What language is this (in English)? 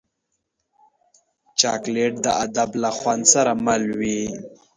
Pashto